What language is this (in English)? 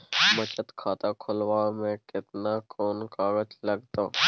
Maithili